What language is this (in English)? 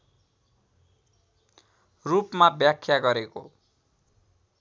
Nepali